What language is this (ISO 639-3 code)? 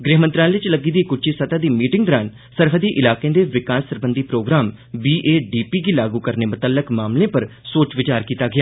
doi